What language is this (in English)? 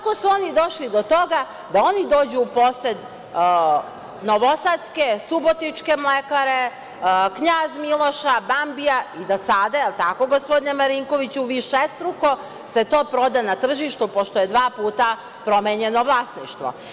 Serbian